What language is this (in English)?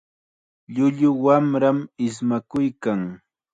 Chiquián Ancash Quechua